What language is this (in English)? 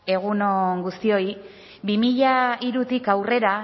Basque